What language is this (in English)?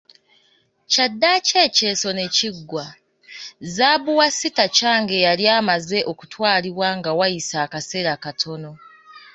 Ganda